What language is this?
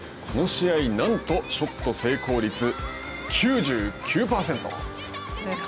Japanese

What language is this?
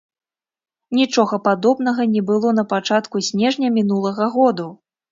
Belarusian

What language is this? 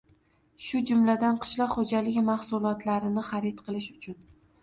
Uzbek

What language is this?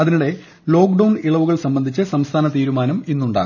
Malayalam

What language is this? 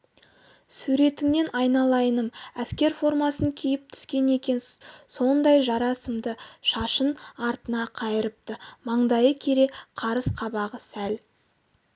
Kazakh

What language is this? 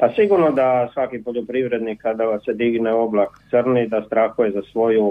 Croatian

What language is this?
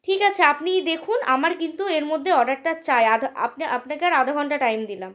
Bangla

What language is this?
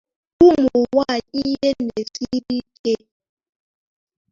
Igbo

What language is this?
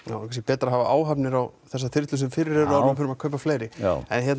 Icelandic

